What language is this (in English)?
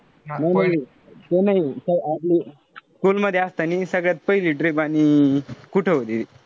Marathi